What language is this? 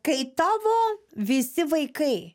Lithuanian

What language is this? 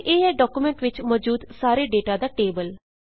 Punjabi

